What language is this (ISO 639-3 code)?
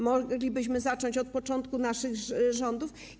pol